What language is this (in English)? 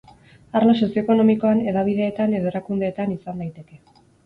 Basque